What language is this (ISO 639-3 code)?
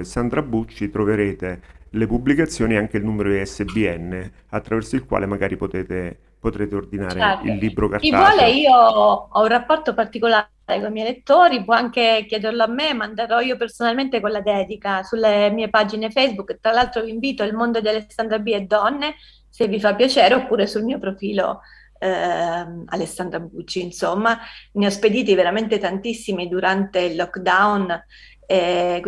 ita